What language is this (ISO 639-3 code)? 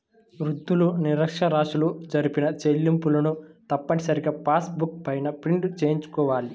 tel